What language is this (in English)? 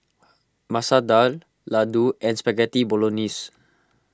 English